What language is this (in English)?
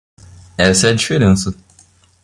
Portuguese